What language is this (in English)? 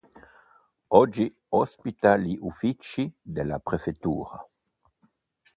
Italian